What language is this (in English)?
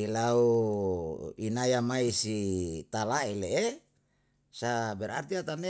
Yalahatan